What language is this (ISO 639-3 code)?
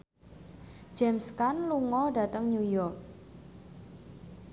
jav